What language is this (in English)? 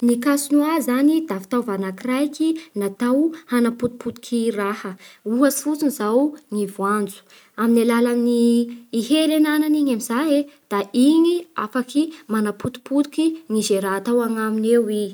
Bara Malagasy